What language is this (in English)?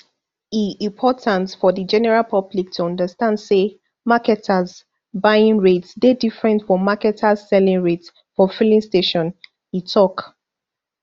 Nigerian Pidgin